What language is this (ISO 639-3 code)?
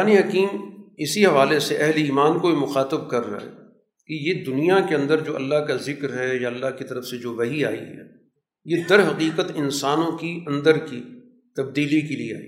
urd